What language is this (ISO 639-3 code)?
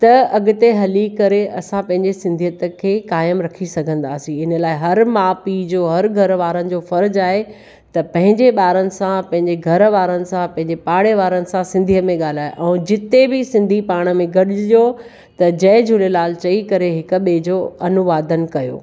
snd